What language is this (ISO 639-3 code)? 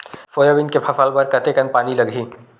hne